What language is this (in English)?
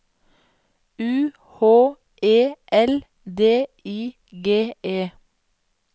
Norwegian